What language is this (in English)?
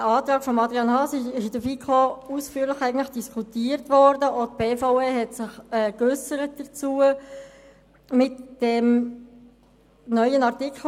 Swiss German